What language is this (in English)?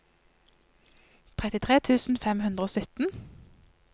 Norwegian